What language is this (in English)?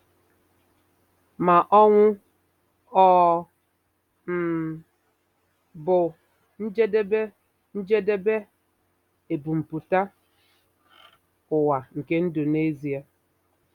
Igbo